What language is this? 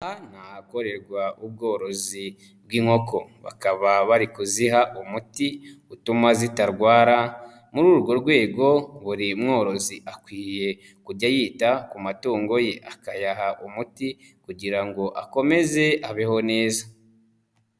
Kinyarwanda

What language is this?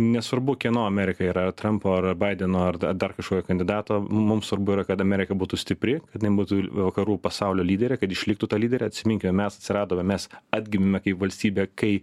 Lithuanian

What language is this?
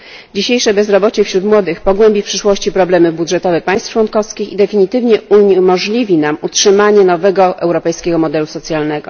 Polish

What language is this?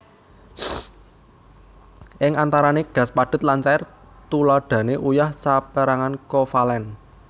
Javanese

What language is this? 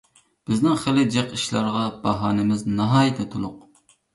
Uyghur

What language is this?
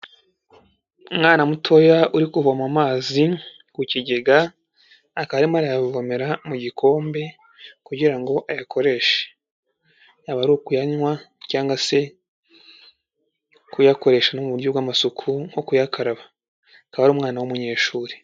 Kinyarwanda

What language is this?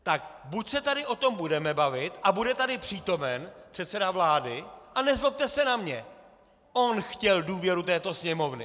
Czech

